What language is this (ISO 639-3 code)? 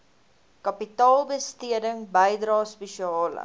afr